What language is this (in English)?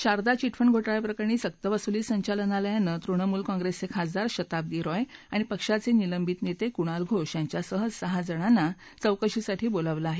Marathi